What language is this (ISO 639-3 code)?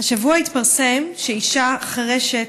heb